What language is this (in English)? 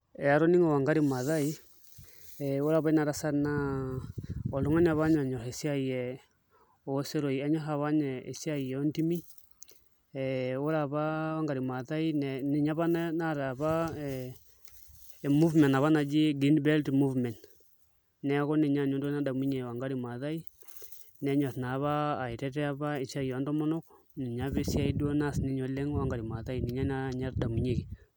Masai